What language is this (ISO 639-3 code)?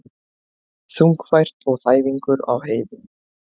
isl